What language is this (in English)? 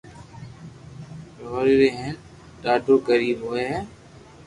Loarki